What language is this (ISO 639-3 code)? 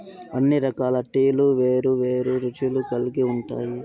tel